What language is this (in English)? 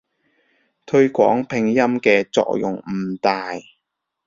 Cantonese